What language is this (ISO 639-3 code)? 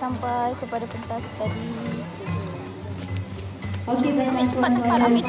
msa